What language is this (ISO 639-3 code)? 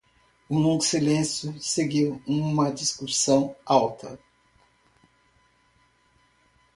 por